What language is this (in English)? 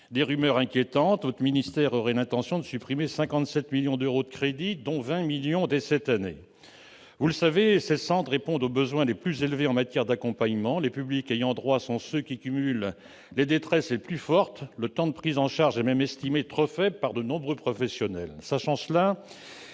French